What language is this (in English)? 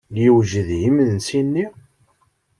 Kabyle